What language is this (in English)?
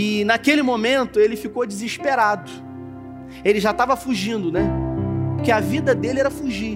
Portuguese